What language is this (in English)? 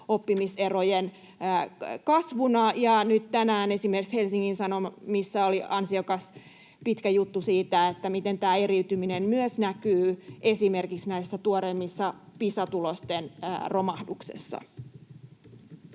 Finnish